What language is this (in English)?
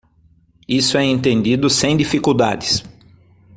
Portuguese